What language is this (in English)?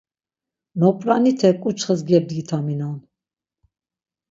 Laz